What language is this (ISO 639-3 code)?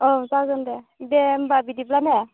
brx